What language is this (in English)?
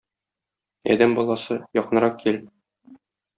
Tatar